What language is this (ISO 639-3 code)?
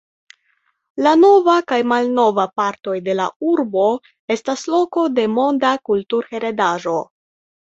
epo